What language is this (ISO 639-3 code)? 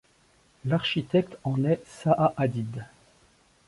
fra